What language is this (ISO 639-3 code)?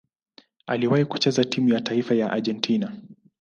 swa